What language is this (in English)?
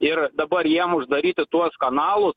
Lithuanian